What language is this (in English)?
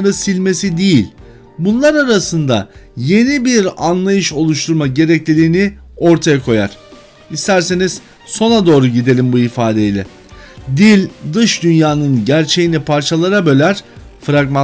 Turkish